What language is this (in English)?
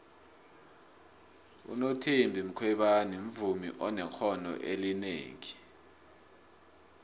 South Ndebele